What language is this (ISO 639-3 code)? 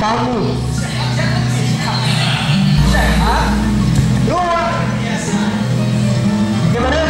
ind